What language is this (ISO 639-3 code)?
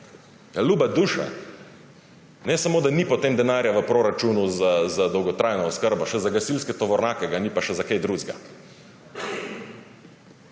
slv